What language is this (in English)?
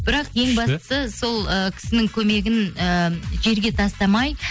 Kazakh